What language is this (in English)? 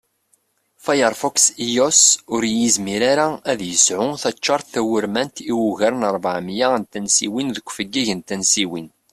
Kabyle